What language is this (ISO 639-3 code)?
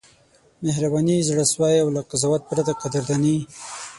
pus